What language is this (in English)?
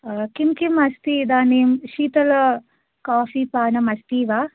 Sanskrit